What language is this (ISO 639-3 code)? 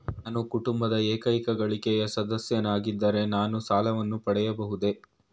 kan